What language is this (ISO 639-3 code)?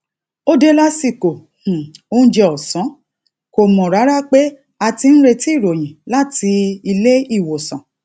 yor